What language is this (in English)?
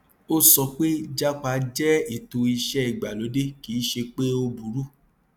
Yoruba